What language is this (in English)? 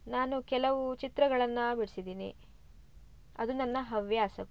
Kannada